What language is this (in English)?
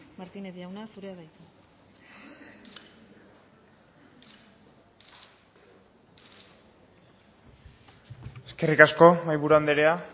Basque